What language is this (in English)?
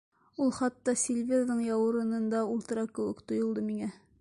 Bashkir